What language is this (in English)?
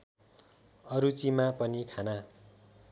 Nepali